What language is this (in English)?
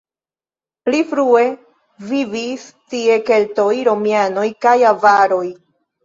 Esperanto